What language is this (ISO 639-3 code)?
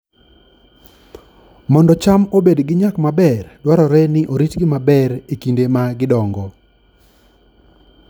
luo